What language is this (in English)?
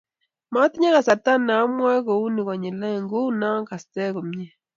Kalenjin